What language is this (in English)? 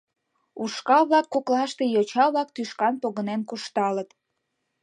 Mari